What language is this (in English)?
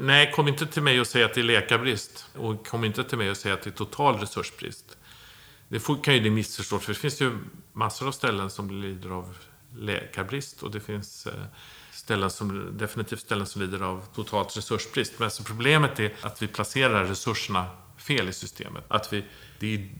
Swedish